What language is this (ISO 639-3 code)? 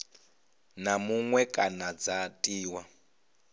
ven